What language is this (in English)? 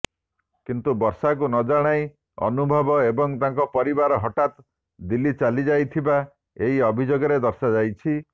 Odia